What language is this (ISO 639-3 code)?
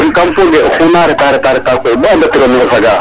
srr